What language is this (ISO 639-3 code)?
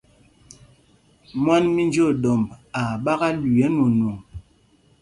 mgg